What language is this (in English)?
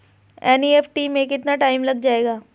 Hindi